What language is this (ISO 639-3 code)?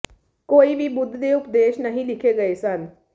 pan